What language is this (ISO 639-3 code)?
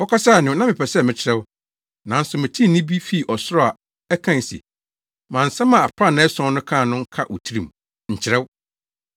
aka